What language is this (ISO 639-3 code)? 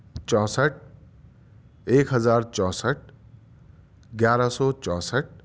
urd